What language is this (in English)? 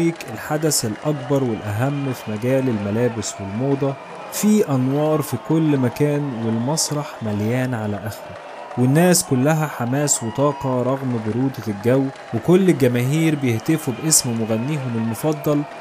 Arabic